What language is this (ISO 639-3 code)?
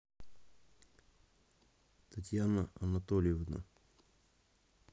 rus